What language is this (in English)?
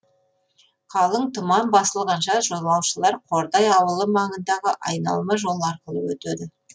Kazakh